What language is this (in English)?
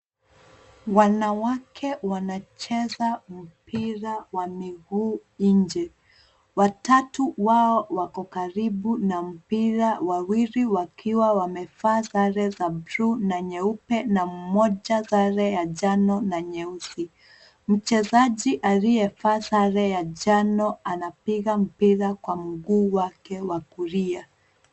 Swahili